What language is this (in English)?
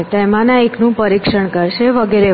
Gujarati